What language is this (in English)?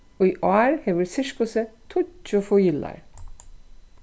Faroese